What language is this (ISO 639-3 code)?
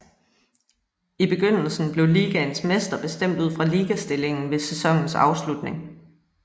dan